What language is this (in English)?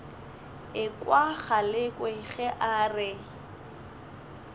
Northern Sotho